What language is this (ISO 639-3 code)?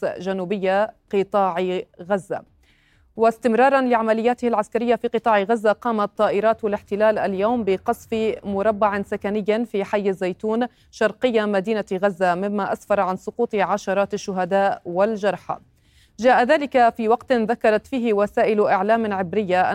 ara